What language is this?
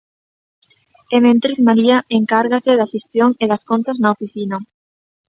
Galician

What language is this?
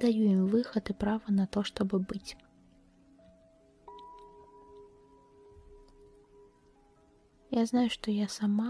Russian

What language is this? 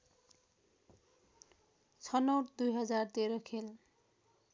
Nepali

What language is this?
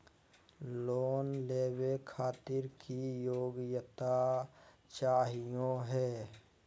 Magahi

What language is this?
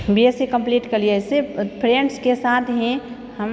Maithili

